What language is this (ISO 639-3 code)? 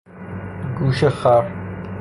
fas